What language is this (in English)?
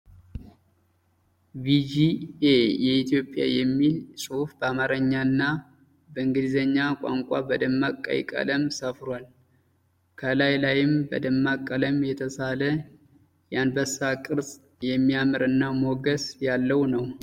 Amharic